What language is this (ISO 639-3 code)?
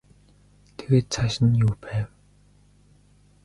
mon